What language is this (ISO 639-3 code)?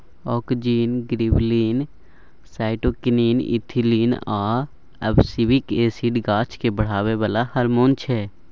mai